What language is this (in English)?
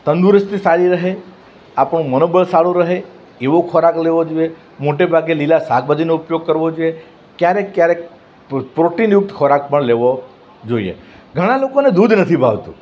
Gujarati